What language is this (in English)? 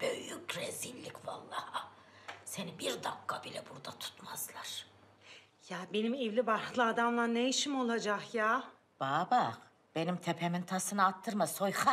Turkish